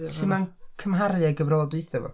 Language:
Welsh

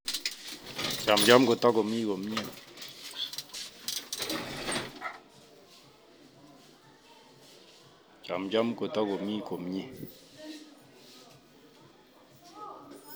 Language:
Kalenjin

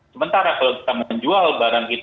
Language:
Indonesian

